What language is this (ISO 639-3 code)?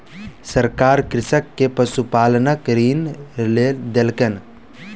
mai